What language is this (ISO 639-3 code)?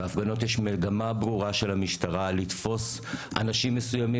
heb